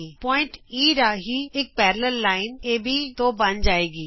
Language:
Punjabi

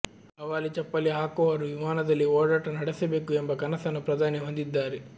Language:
Kannada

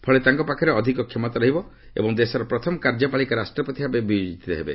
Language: Odia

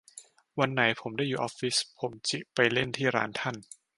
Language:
Thai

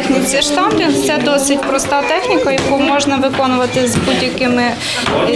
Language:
Ukrainian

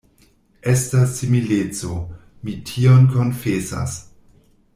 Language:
Esperanto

